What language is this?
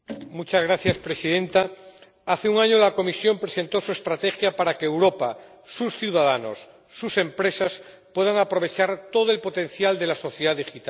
Spanish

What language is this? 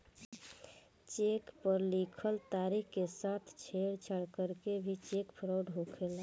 Bhojpuri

